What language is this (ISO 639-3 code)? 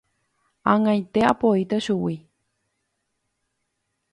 grn